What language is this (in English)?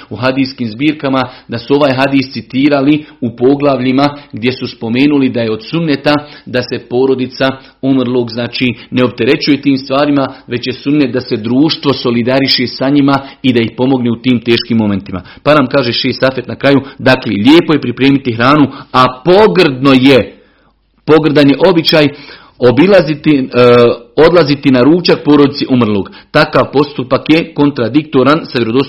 Croatian